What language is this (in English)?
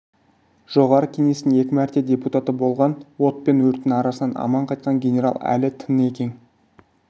Kazakh